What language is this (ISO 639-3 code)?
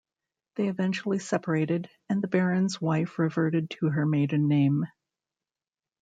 eng